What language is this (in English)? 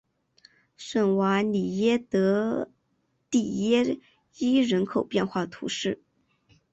Chinese